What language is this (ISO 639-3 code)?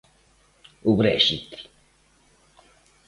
glg